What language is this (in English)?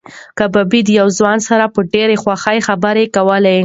Pashto